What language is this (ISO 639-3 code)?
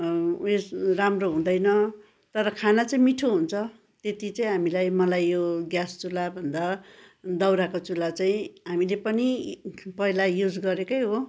nep